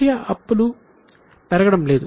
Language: Telugu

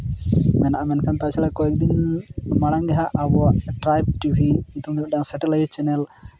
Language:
Santali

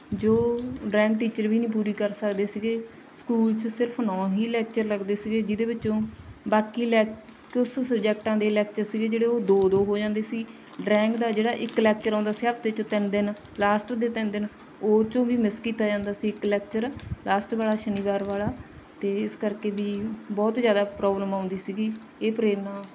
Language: Punjabi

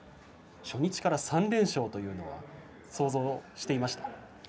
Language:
Japanese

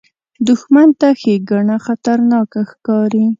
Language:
Pashto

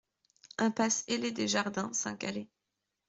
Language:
French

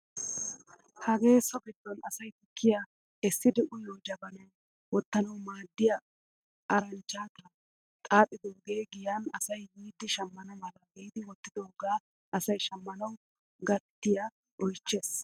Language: Wolaytta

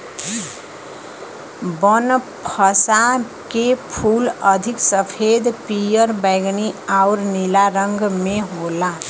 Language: Bhojpuri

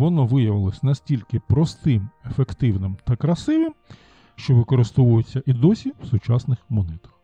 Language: Ukrainian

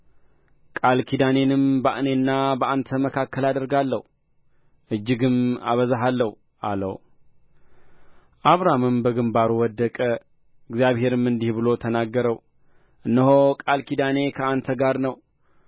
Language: Amharic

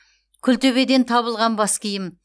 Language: Kazakh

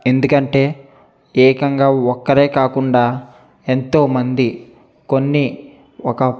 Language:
Telugu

